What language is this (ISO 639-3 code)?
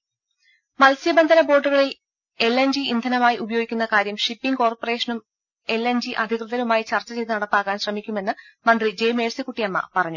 mal